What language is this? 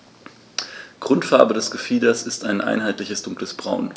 German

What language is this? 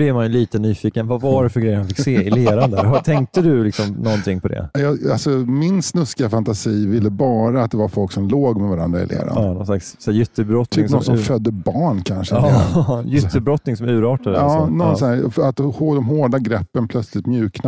Swedish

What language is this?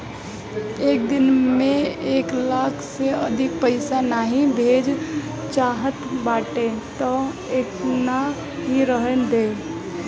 Bhojpuri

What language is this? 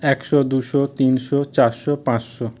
Bangla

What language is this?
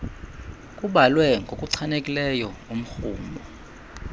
Xhosa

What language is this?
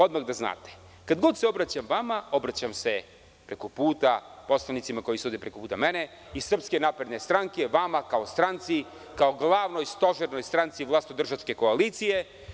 Serbian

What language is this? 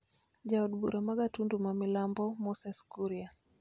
Luo (Kenya and Tanzania)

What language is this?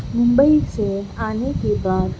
Urdu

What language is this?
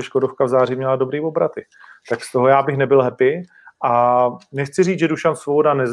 Czech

